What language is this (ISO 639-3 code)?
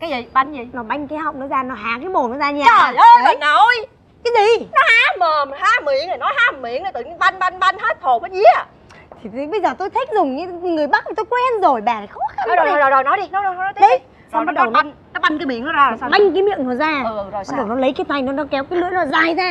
vie